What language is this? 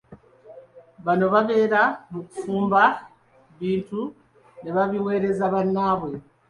Ganda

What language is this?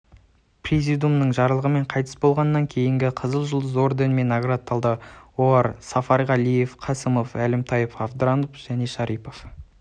Kazakh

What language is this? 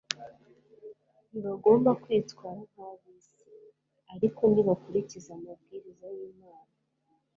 Kinyarwanda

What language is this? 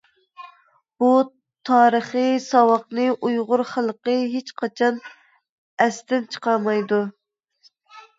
Uyghur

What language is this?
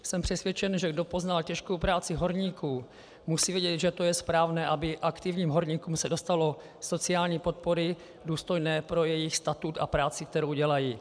Czech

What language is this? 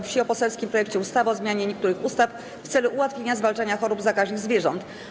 Polish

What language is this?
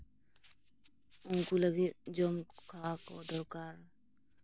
Santali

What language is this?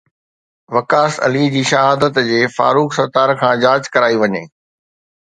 Sindhi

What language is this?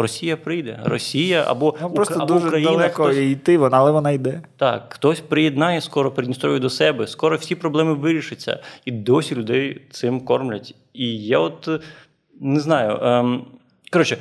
Ukrainian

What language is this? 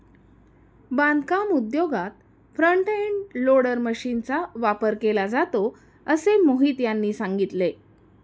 Marathi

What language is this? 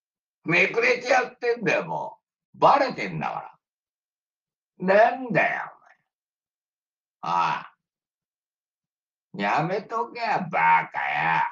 Japanese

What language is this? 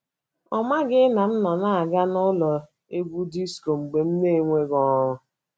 Igbo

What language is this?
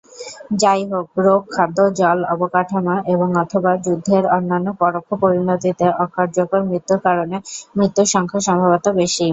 Bangla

